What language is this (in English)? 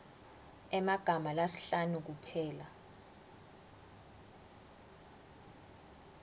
Swati